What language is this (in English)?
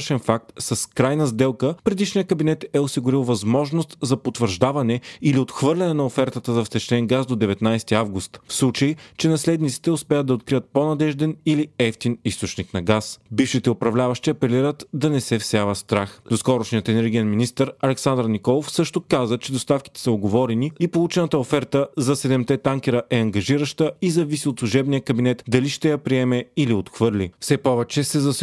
Bulgarian